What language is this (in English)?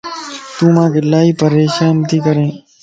Lasi